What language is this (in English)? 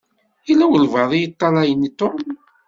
Kabyle